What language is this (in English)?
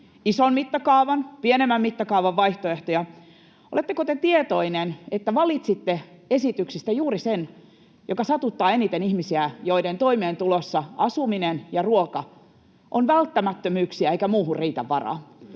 Finnish